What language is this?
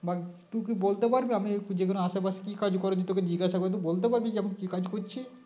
Bangla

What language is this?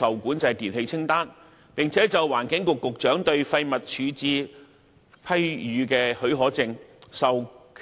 Cantonese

